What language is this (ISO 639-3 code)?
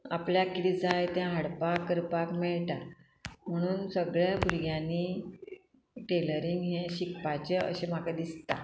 kok